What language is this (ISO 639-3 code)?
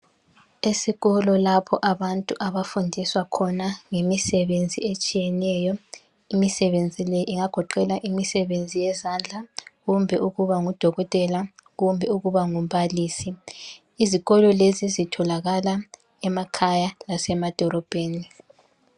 nde